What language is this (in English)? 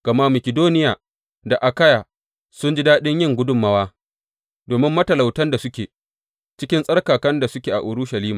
Hausa